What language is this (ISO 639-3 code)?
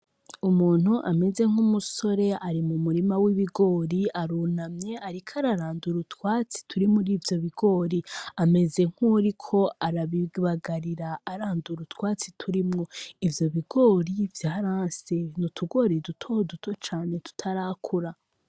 run